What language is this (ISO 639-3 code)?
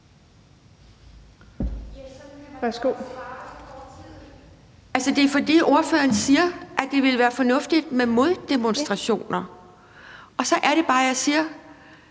dan